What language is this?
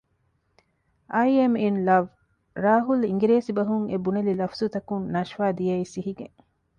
Divehi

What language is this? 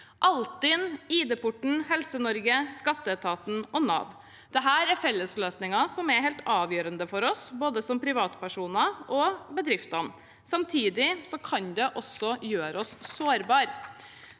Norwegian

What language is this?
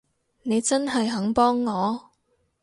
Cantonese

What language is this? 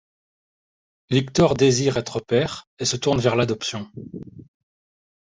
French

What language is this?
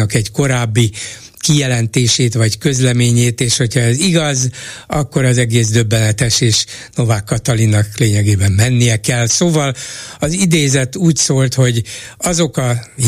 Hungarian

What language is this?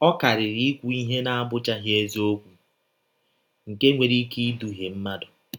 Igbo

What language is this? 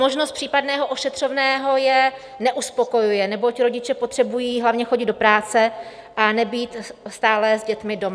Czech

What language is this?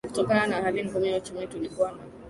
Swahili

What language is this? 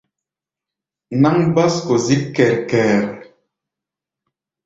Gbaya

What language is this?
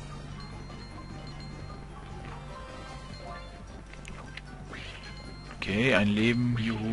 German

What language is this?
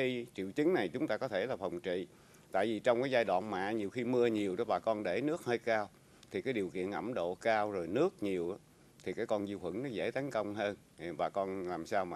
Vietnamese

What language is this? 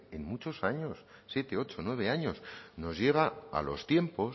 Spanish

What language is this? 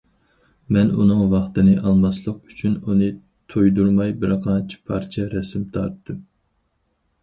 Uyghur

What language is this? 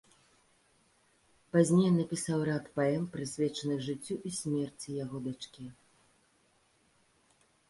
Belarusian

